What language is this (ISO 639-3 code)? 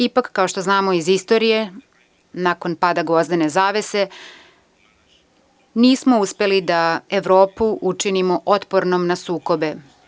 srp